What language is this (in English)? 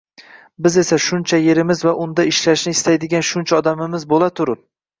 Uzbek